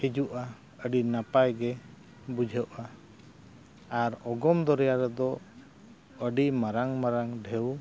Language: Santali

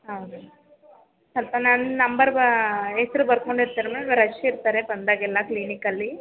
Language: Kannada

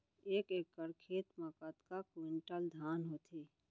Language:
Chhattisgarhi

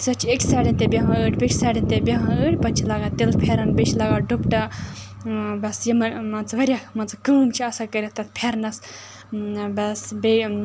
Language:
Kashmiri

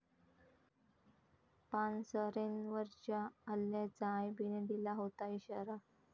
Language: Marathi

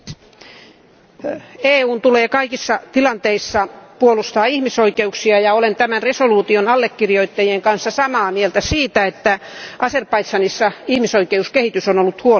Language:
Finnish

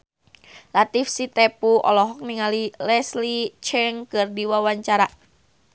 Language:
Sundanese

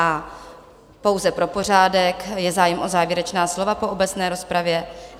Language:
Czech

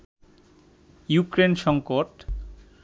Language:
Bangla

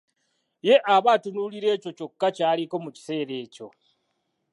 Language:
Ganda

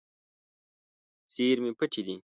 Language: Pashto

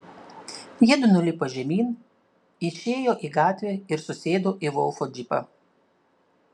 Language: Lithuanian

